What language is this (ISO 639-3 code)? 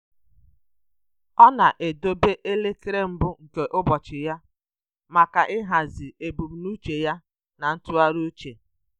ibo